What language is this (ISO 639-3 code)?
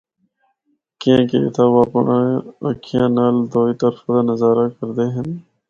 hno